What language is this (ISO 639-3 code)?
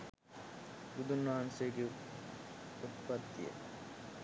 sin